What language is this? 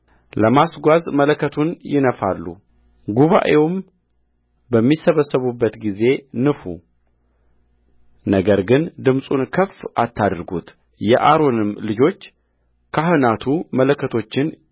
Amharic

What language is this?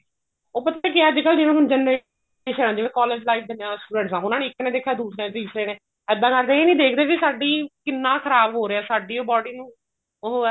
Punjabi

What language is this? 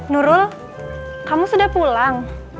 Indonesian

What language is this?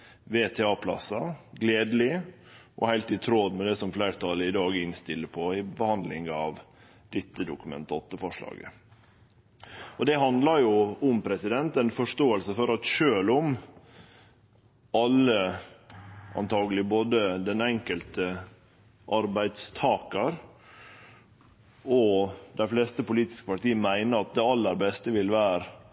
Norwegian Nynorsk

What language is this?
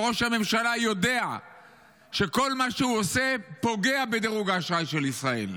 Hebrew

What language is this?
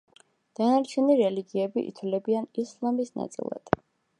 Georgian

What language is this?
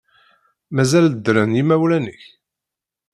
Kabyle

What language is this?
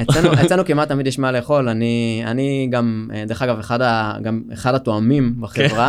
Hebrew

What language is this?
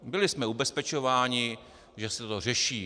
Czech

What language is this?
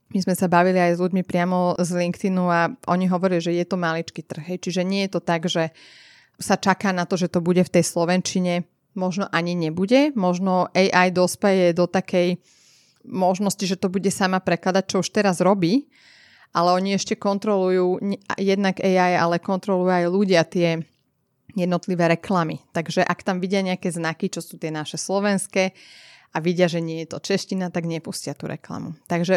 Slovak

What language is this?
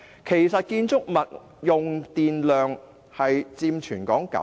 Cantonese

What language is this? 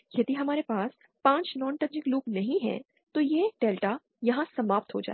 Hindi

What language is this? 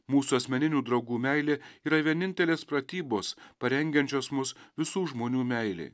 Lithuanian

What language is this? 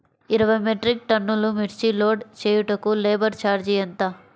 Telugu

